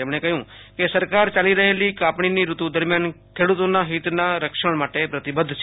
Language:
Gujarati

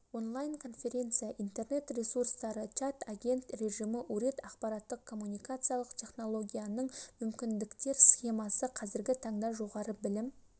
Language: Kazakh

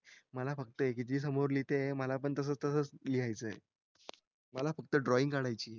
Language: Marathi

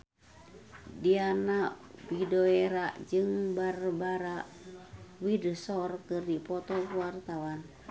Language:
Sundanese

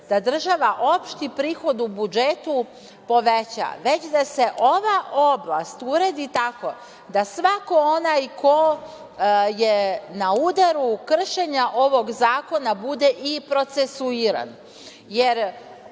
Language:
Serbian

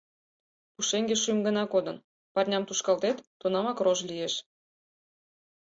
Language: Mari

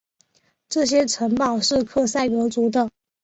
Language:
Chinese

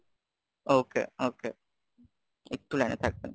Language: Bangla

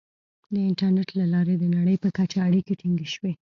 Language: Pashto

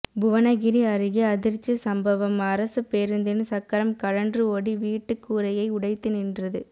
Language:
Tamil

